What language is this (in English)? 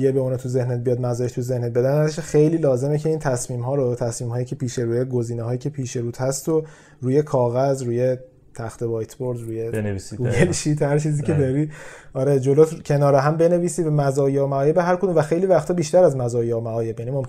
Persian